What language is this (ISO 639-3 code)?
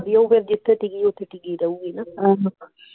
pan